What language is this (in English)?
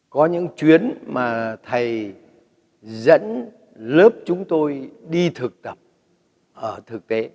Vietnamese